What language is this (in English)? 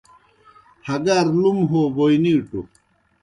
Kohistani Shina